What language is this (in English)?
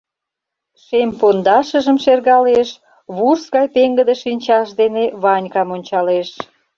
Mari